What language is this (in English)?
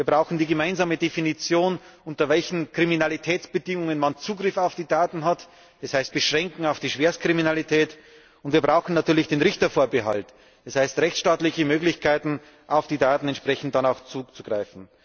German